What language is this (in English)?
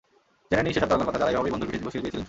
Bangla